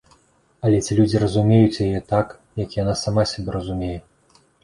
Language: Belarusian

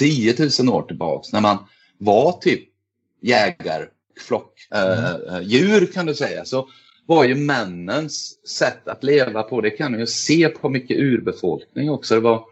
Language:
Swedish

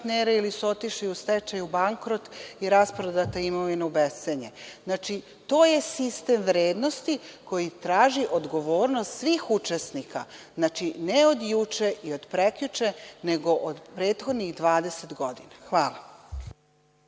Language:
Serbian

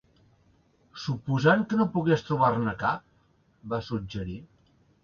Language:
Catalan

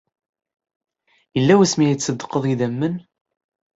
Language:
Kabyle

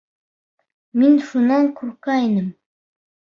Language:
Bashkir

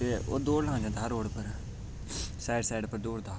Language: Dogri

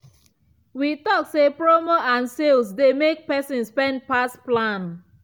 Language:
Nigerian Pidgin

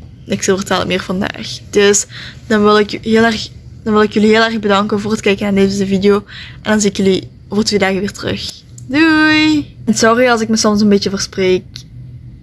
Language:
Dutch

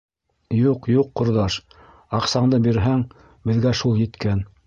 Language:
Bashkir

